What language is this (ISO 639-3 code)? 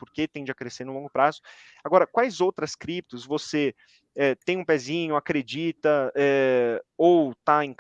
por